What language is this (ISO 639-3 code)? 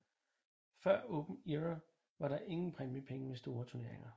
dan